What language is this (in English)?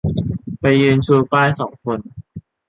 Thai